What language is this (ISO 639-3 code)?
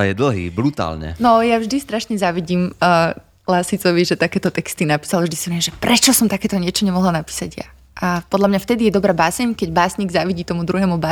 slk